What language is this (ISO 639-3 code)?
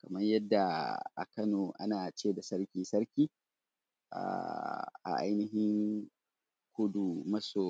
hau